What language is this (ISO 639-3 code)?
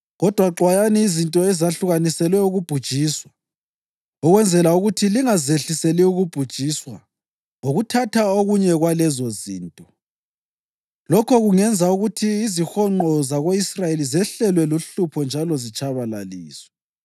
nde